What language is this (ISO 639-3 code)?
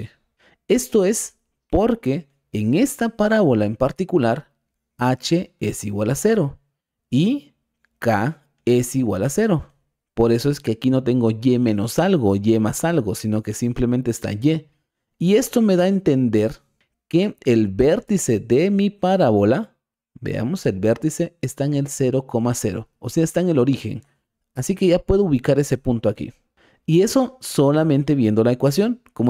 spa